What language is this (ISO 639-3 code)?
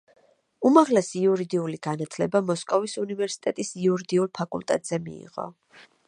kat